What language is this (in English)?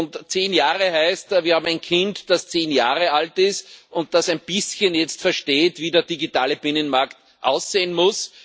German